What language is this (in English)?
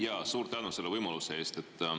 Estonian